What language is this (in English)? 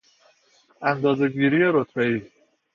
Persian